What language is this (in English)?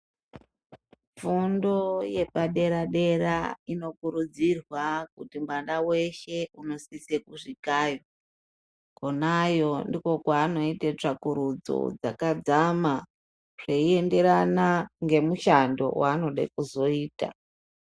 Ndau